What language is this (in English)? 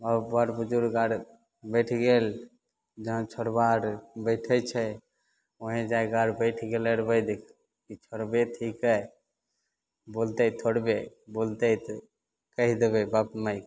Maithili